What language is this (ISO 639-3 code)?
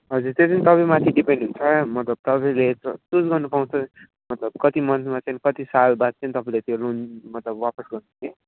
nep